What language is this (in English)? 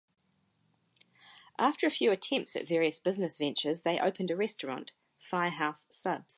English